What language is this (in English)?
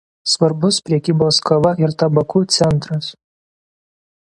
Lithuanian